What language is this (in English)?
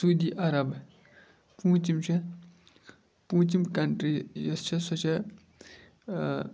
Kashmiri